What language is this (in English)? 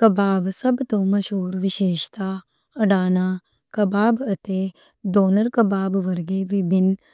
Western Panjabi